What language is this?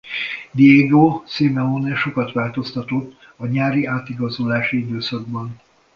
Hungarian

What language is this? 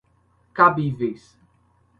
Portuguese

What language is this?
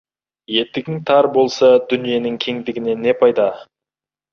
Kazakh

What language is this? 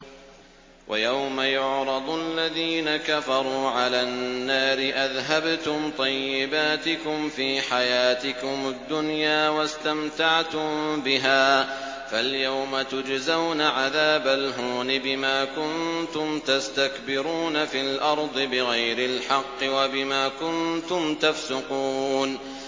Arabic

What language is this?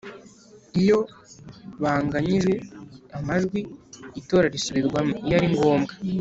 Kinyarwanda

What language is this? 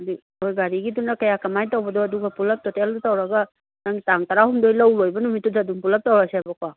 Manipuri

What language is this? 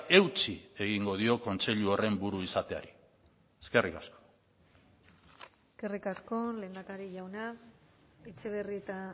Basque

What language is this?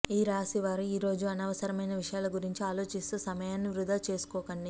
Telugu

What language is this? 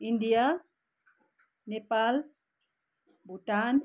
Nepali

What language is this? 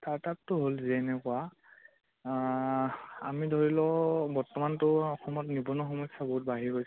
Assamese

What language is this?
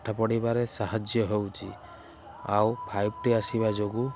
Odia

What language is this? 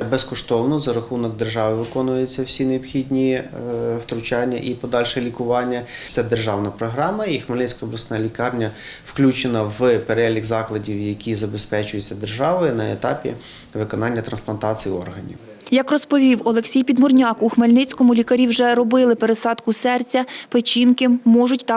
Ukrainian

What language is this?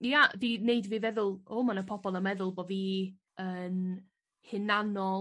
Welsh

